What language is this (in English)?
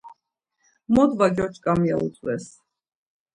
Laz